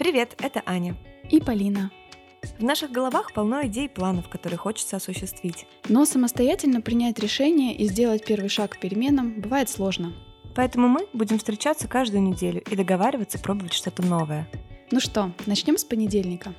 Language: Russian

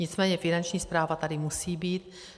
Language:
Czech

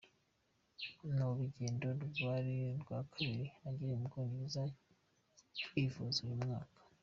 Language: Kinyarwanda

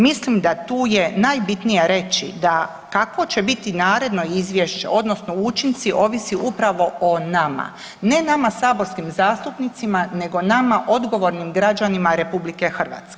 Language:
Croatian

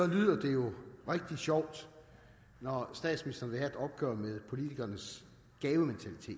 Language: Danish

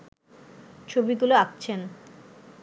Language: Bangla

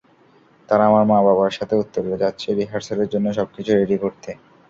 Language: Bangla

